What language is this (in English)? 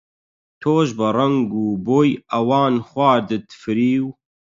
Central Kurdish